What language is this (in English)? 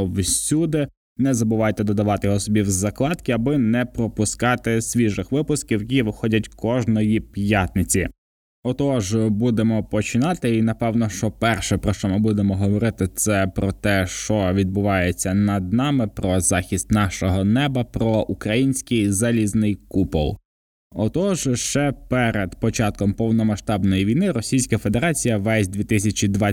Ukrainian